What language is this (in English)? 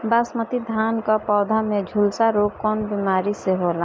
Bhojpuri